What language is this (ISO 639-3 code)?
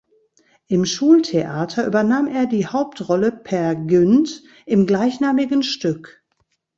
deu